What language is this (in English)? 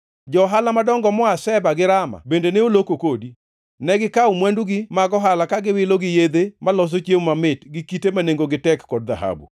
Luo (Kenya and Tanzania)